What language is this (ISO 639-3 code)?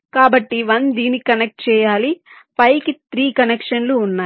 tel